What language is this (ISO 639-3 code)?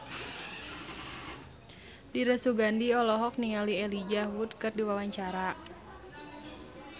sun